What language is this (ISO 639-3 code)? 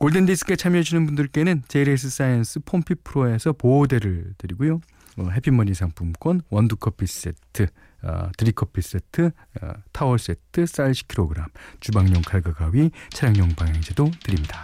kor